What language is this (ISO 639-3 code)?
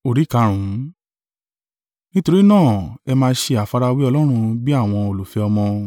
yor